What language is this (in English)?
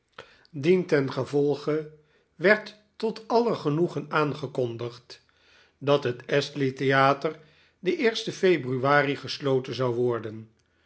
Dutch